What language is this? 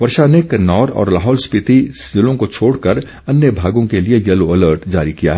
Hindi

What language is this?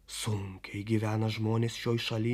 Lithuanian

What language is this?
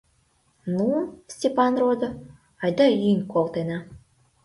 Mari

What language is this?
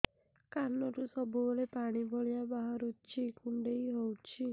Odia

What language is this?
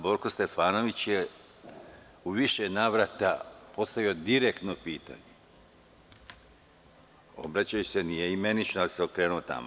Serbian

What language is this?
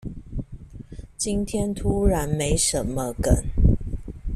Chinese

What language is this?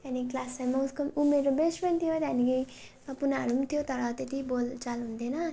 Nepali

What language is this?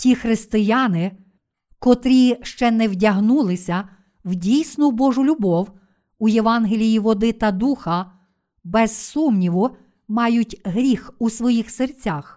Ukrainian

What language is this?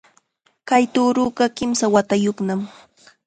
Chiquián Ancash Quechua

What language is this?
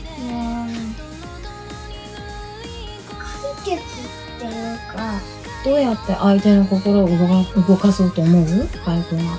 Japanese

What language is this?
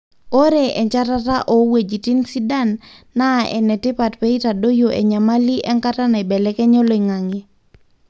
Masai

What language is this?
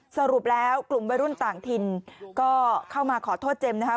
Thai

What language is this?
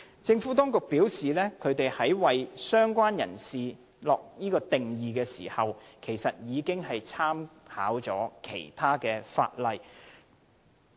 Cantonese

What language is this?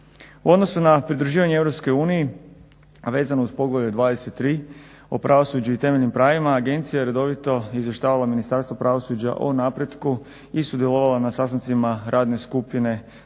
Croatian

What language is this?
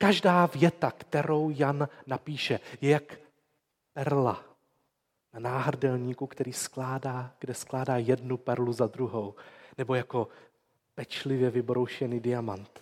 Czech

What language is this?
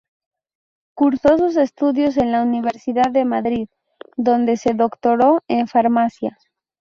Spanish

